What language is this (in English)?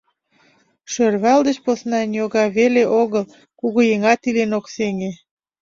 Mari